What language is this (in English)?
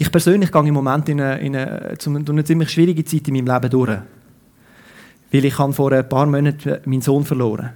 German